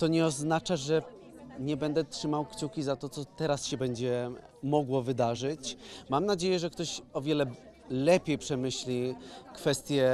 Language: Polish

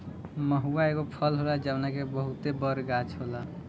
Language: Bhojpuri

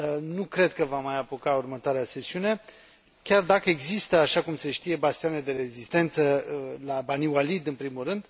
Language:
Romanian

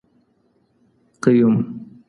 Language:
Pashto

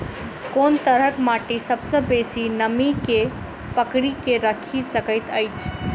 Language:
Maithili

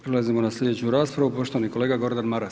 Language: Croatian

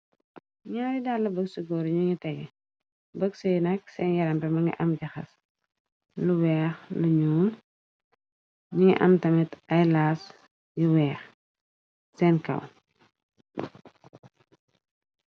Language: Wolof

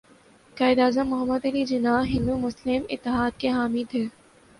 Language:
Urdu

